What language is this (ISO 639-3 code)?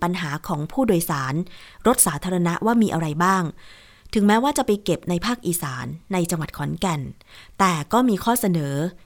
tha